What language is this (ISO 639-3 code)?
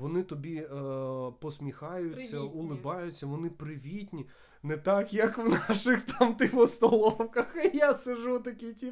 ukr